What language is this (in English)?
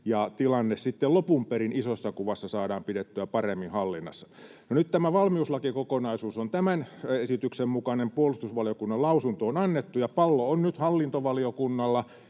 Finnish